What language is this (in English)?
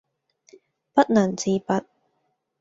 Cantonese